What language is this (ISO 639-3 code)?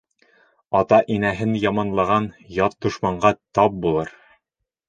bak